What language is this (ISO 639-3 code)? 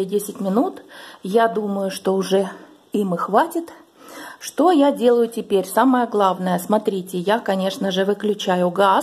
rus